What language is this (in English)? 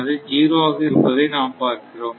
Tamil